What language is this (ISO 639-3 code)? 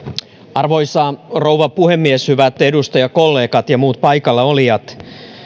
fin